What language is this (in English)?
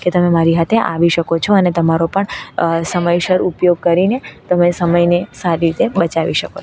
Gujarati